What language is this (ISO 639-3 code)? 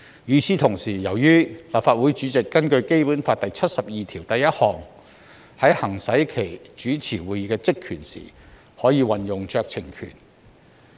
yue